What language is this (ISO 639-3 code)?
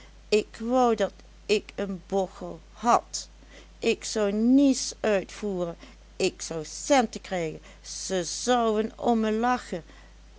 nld